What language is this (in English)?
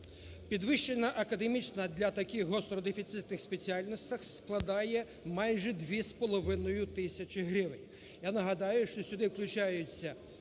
Ukrainian